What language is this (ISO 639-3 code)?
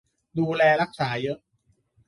tha